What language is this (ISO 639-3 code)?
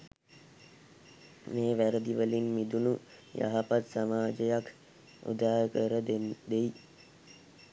sin